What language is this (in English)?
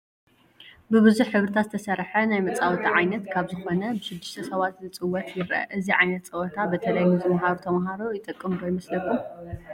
Tigrinya